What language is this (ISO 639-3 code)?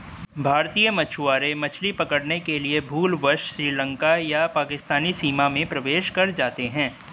hin